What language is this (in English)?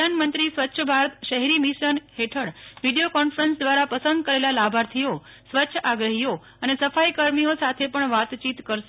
Gujarati